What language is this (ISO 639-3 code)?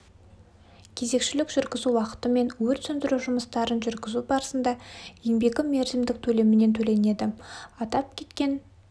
kaz